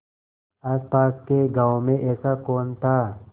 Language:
Hindi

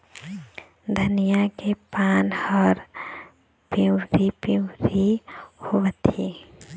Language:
Chhattisgarhi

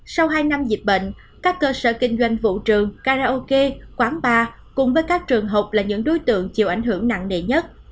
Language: Vietnamese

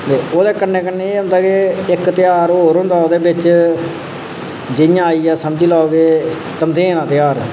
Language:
Dogri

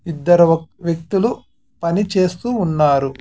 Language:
Telugu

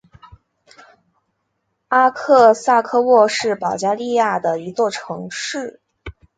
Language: Chinese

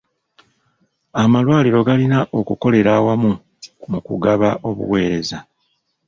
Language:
Ganda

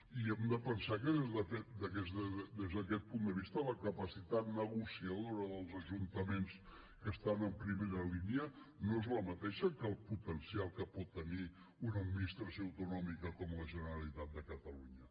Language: Catalan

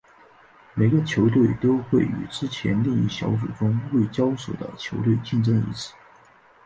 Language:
Chinese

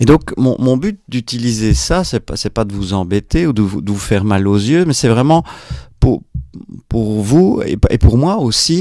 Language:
French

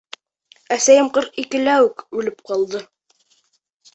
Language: Bashkir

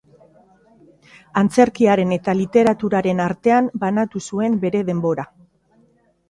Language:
Basque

